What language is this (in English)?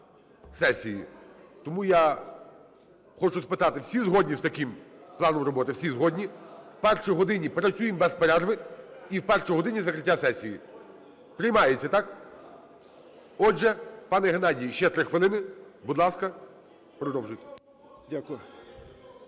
Ukrainian